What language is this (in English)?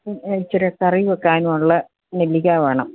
Malayalam